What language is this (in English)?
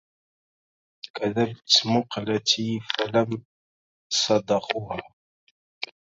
Arabic